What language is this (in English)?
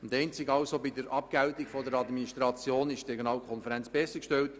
Swiss German